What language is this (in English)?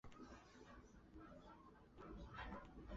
Chinese